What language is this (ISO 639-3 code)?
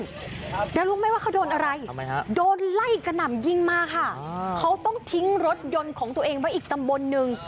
tha